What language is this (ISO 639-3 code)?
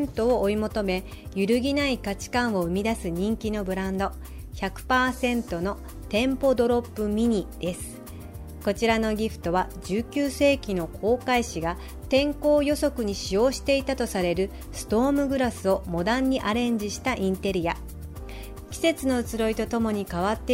jpn